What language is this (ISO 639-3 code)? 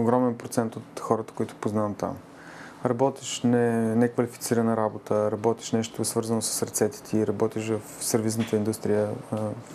bul